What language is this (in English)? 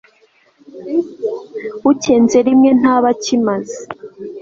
Kinyarwanda